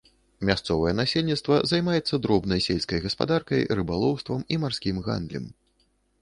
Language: Belarusian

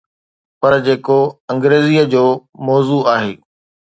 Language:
Sindhi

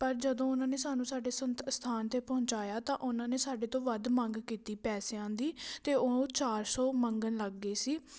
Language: Punjabi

